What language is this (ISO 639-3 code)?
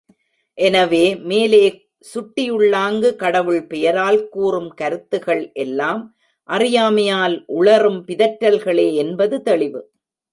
tam